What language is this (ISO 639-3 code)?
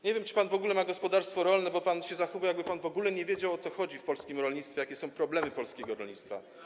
pol